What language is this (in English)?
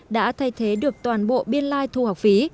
Vietnamese